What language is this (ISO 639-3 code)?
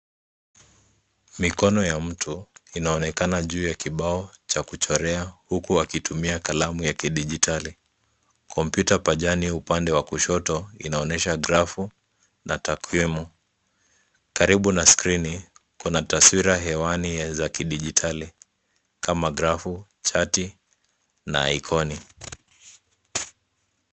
swa